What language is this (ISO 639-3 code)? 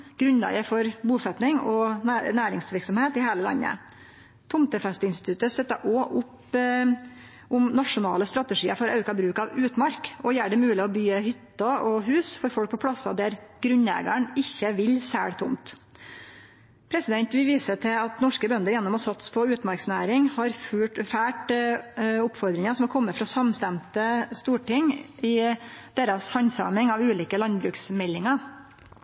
nno